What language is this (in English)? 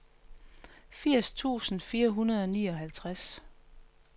Danish